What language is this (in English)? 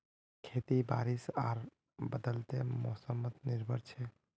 Magahi